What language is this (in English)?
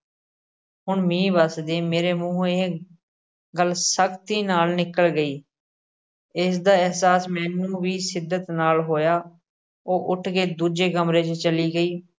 Punjabi